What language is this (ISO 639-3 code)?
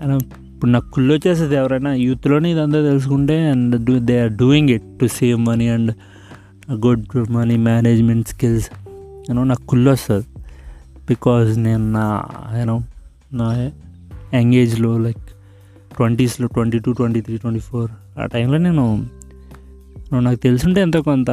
tel